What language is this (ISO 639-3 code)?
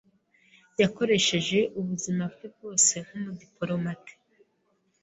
kin